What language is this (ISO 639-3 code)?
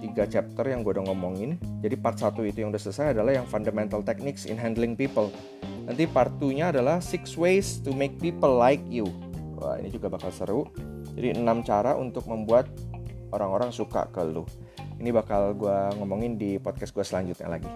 ind